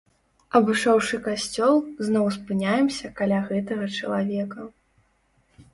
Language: Belarusian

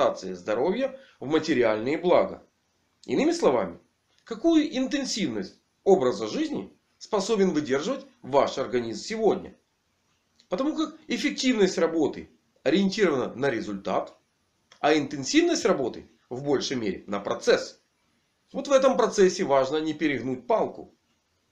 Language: Russian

